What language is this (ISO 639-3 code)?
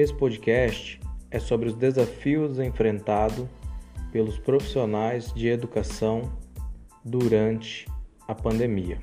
por